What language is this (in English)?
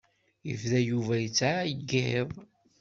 Kabyle